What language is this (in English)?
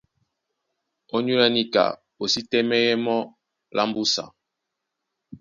Duala